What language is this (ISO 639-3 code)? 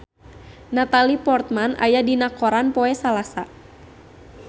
sun